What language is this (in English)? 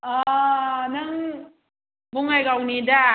Bodo